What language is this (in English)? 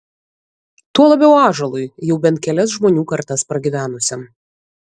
Lithuanian